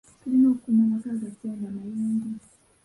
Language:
Ganda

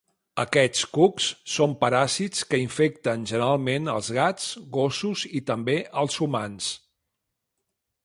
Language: Catalan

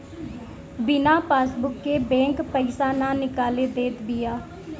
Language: Bhojpuri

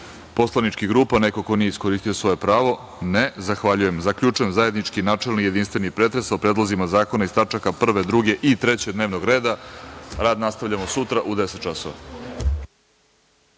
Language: Serbian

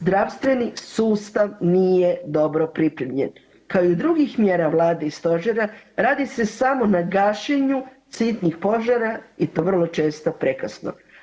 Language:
Croatian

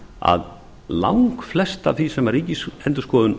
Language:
Icelandic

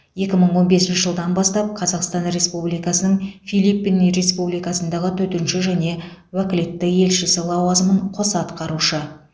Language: Kazakh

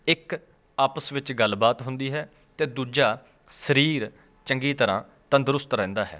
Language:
Punjabi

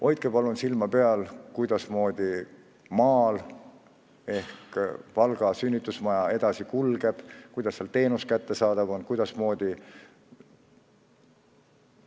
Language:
Estonian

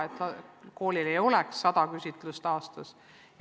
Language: Estonian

